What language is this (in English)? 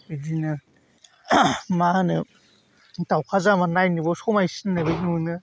Bodo